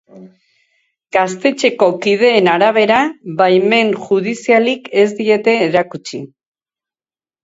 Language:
Basque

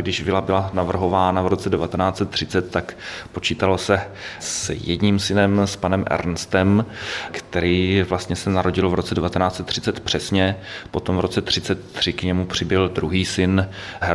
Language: Czech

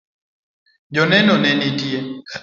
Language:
Luo (Kenya and Tanzania)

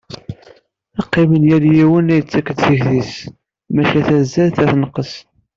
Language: Kabyle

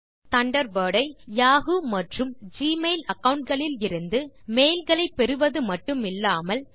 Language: Tamil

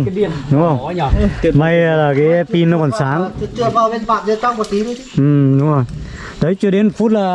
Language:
Vietnamese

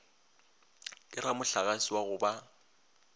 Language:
Northern Sotho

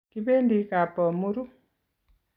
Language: Kalenjin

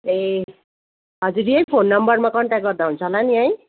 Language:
Nepali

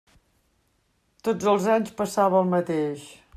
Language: Catalan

